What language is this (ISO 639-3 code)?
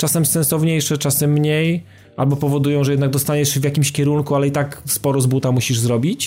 pol